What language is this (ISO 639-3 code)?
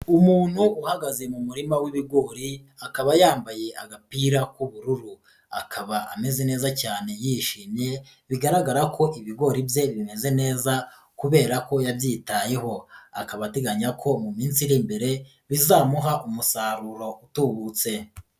kin